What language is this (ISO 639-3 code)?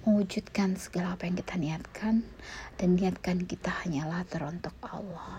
ind